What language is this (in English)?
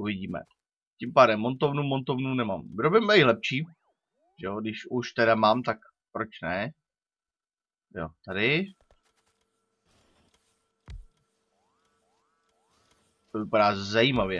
Czech